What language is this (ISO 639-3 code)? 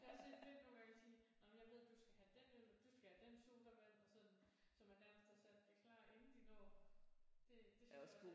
dan